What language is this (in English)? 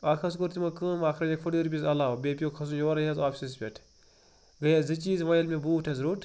Kashmiri